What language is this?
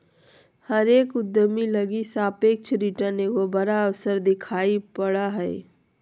Magahi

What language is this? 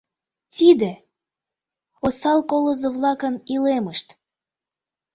Mari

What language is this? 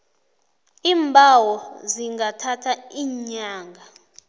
South Ndebele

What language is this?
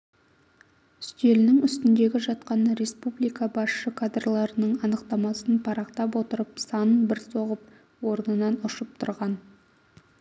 Kazakh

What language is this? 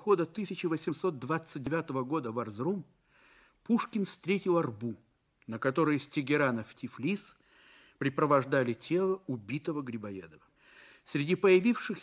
Russian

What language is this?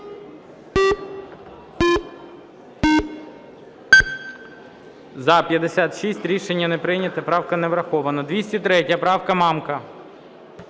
Ukrainian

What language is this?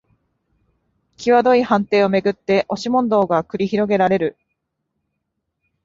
Japanese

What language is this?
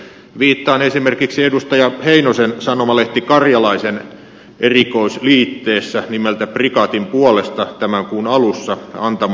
Finnish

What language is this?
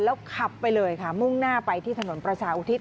Thai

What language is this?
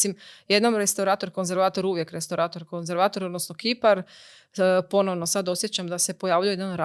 Croatian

